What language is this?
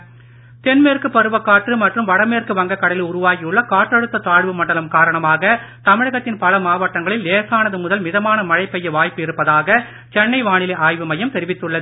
Tamil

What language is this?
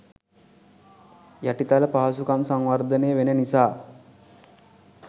Sinhala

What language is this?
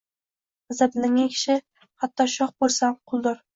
Uzbek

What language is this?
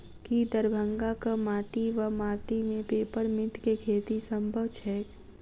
Maithili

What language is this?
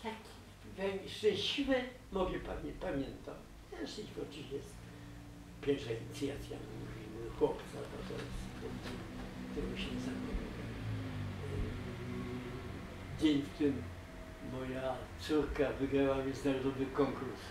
Polish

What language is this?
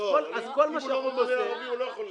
Hebrew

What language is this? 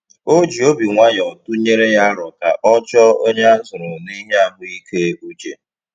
Igbo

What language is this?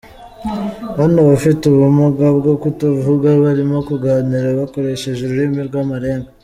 Kinyarwanda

